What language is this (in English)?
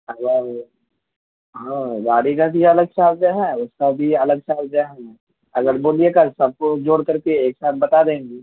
Urdu